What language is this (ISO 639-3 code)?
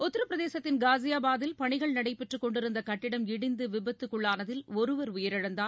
tam